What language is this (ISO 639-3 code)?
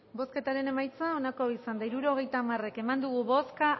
eus